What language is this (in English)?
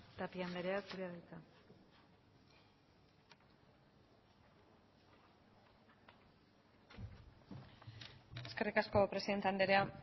Basque